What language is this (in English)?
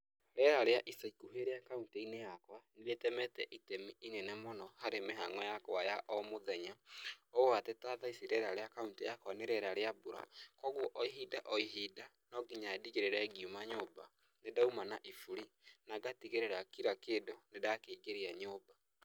Kikuyu